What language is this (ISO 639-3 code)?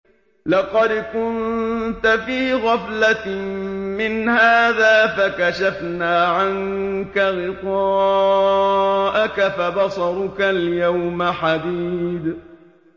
ara